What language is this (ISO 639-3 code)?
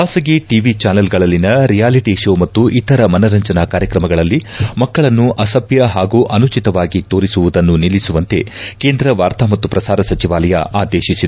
kan